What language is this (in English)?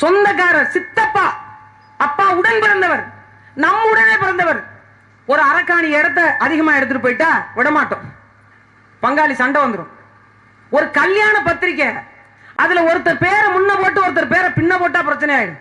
Tamil